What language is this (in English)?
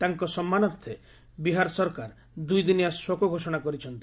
Odia